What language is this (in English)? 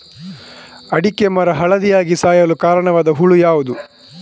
Kannada